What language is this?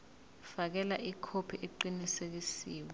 Zulu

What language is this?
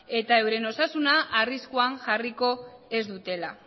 Basque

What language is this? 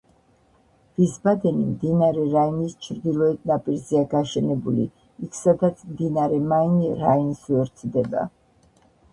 Georgian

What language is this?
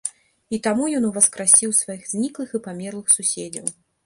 Belarusian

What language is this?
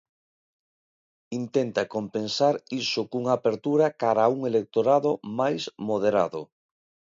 Galician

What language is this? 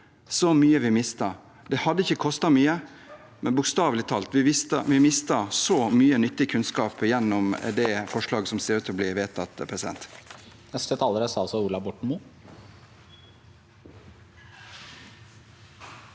Norwegian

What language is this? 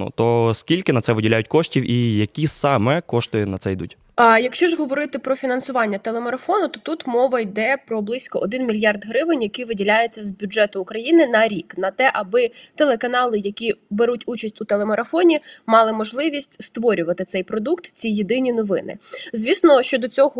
Ukrainian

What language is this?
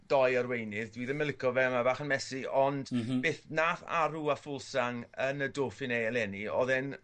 Welsh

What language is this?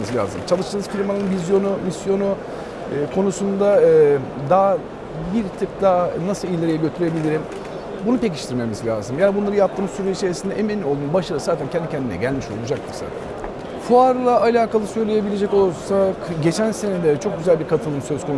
Turkish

